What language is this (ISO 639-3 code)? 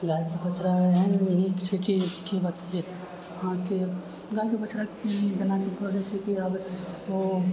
mai